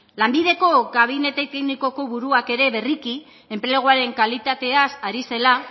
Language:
Basque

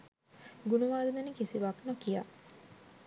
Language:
Sinhala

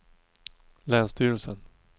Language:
Swedish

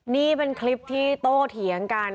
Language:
Thai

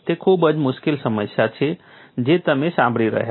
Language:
Gujarati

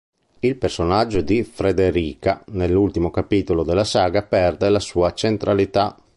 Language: Italian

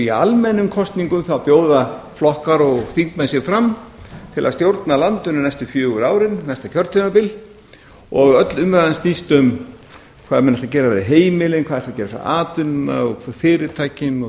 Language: Icelandic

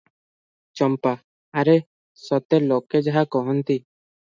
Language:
Odia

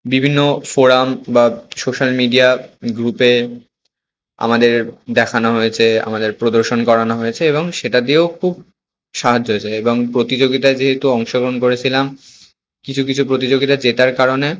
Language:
Bangla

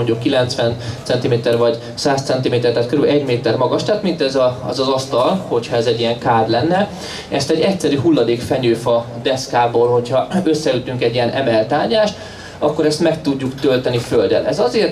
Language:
Hungarian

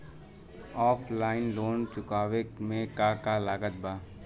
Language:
Bhojpuri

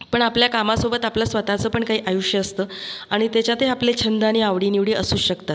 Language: Marathi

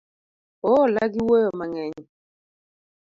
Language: Luo (Kenya and Tanzania)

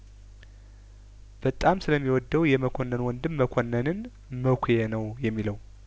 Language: Amharic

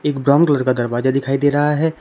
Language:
Hindi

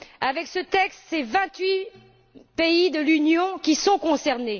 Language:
French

